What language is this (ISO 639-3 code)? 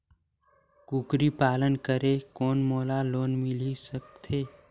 hne